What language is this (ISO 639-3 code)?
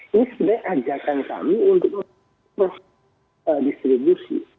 ind